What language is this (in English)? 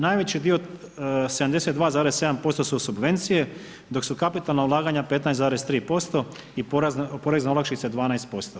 Croatian